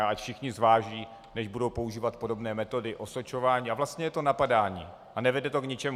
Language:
Czech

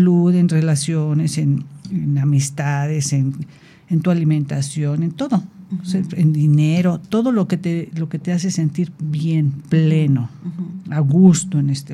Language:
Spanish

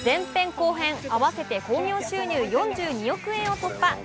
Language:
Japanese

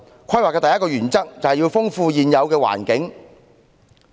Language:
Cantonese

